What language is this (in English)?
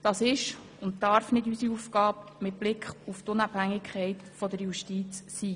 Swiss German